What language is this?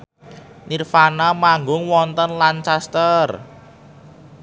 Javanese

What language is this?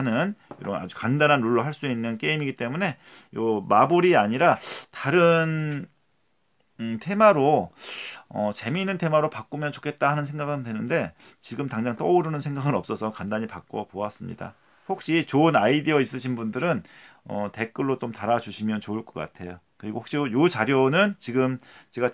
Korean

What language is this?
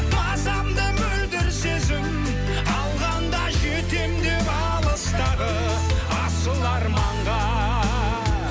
Kazakh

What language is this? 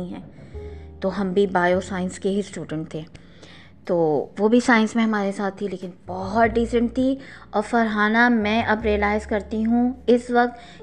Urdu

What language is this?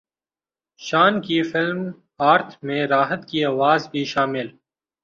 Urdu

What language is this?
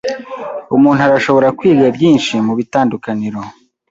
Kinyarwanda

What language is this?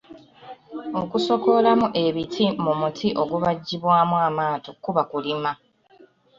Ganda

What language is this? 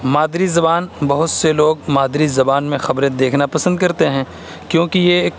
Urdu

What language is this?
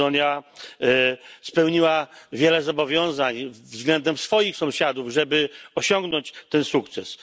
Polish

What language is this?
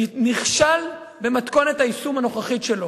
Hebrew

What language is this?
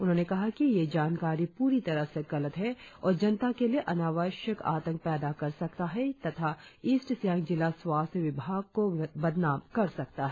Hindi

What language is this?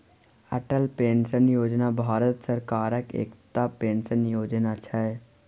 Maithili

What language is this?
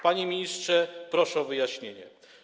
Polish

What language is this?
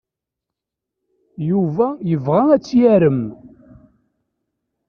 Kabyle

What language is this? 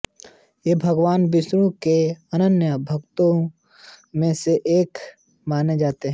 Hindi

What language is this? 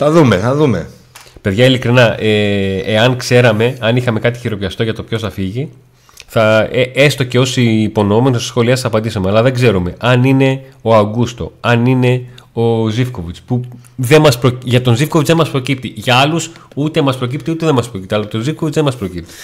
Greek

